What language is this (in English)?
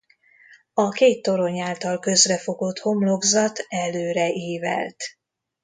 Hungarian